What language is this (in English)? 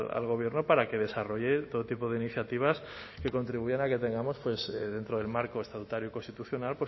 Spanish